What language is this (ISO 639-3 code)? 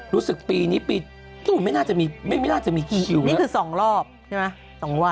tha